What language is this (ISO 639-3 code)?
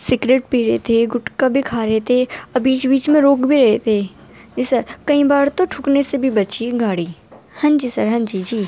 urd